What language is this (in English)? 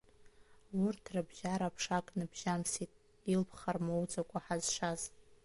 Abkhazian